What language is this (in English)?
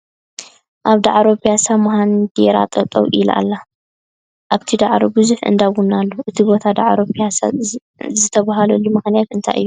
Tigrinya